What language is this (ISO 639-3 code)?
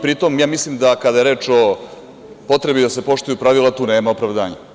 srp